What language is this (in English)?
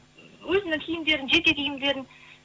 Kazakh